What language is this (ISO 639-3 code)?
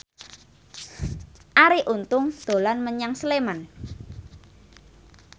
jav